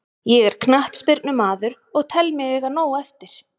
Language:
Icelandic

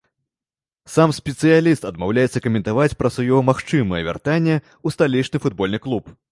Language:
Belarusian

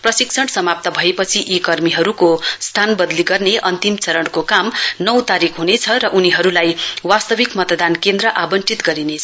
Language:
Nepali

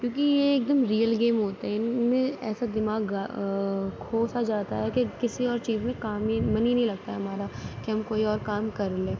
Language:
Urdu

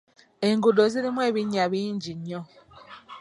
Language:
Ganda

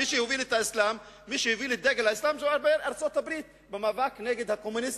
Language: Hebrew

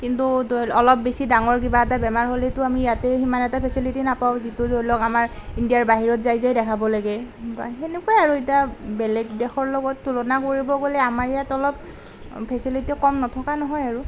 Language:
Assamese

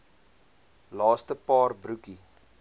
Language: Afrikaans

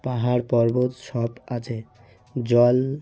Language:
Bangla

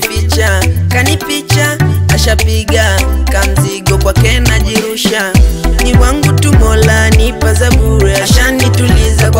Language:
Dutch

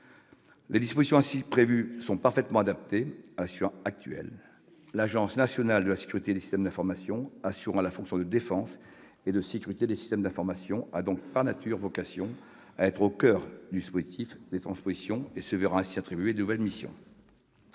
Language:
French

